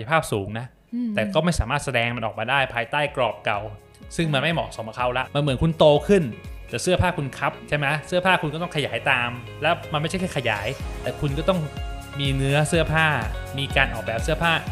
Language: Thai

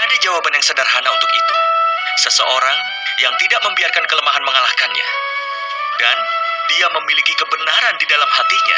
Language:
Indonesian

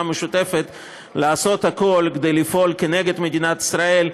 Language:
Hebrew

